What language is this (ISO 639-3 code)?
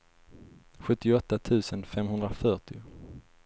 swe